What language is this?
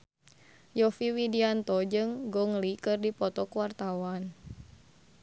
Sundanese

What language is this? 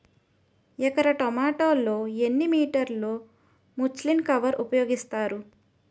Telugu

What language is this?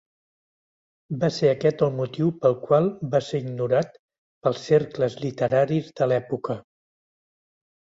Catalan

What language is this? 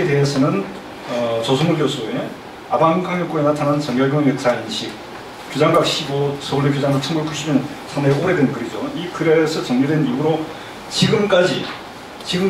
Korean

